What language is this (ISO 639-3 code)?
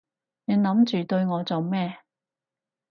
yue